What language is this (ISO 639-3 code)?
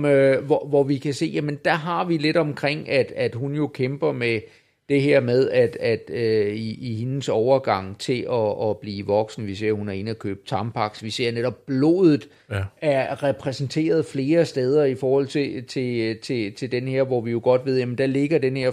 dan